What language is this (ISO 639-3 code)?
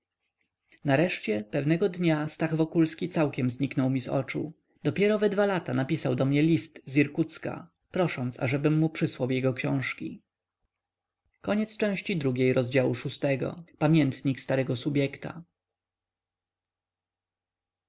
pol